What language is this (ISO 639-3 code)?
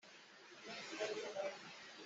cnh